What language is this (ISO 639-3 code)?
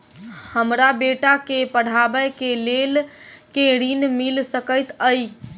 mai